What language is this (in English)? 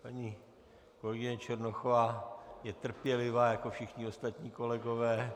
Czech